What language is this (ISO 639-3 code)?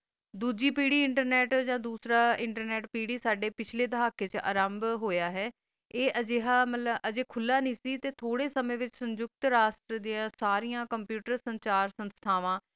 pan